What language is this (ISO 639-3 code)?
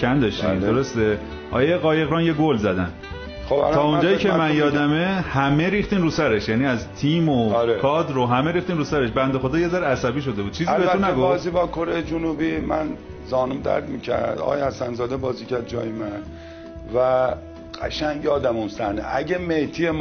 fas